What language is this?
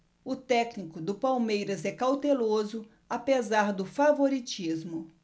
Portuguese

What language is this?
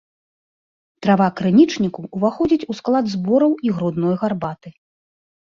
Belarusian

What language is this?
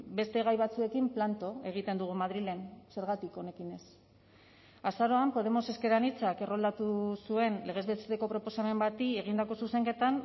Basque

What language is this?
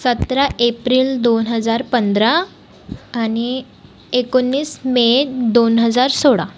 Marathi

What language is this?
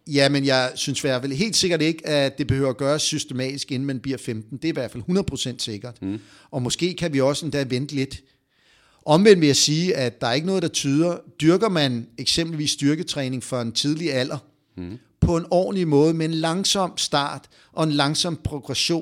Danish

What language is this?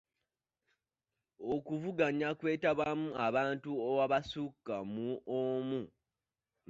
Ganda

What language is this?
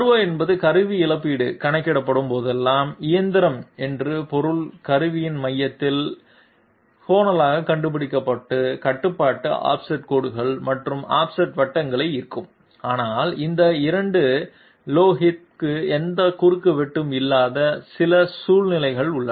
Tamil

